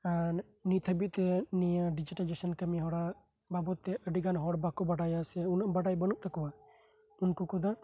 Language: Santali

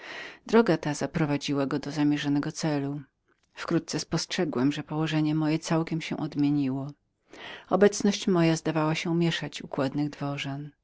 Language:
Polish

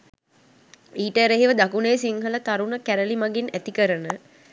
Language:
Sinhala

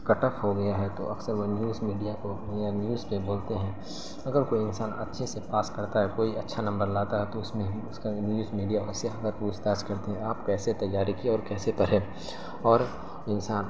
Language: Urdu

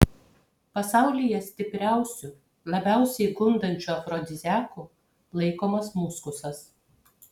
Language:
Lithuanian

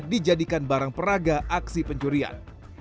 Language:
Indonesian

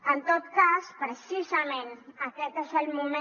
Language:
Catalan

